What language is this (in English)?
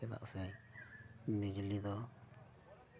Santali